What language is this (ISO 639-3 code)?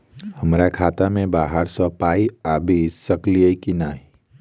mai